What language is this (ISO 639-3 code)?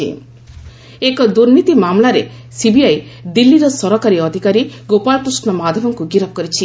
ori